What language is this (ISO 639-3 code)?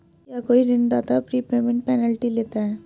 hin